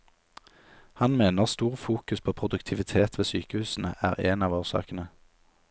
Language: Norwegian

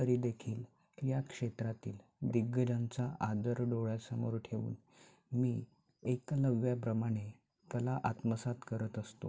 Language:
Marathi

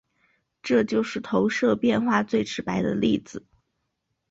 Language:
Chinese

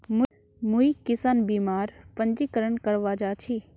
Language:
Magahi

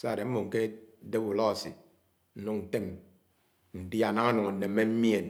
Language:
Anaang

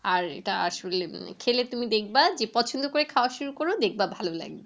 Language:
Bangla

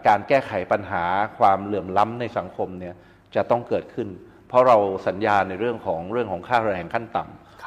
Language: Thai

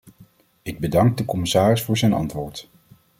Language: Dutch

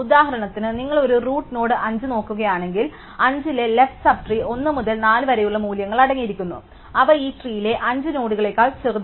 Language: Malayalam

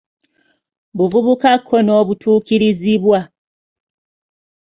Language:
Ganda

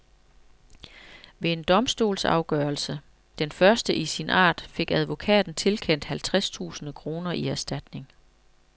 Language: Danish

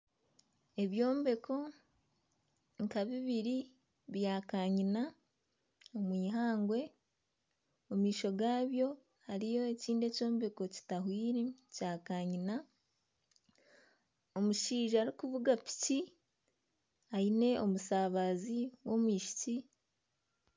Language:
Nyankole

